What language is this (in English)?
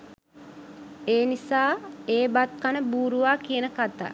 Sinhala